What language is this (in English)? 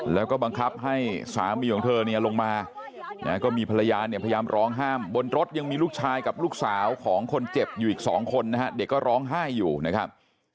Thai